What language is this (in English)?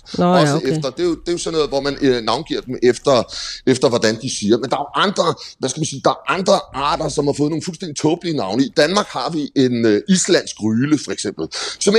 Danish